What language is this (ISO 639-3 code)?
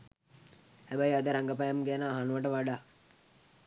sin